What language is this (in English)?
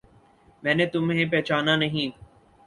Urdu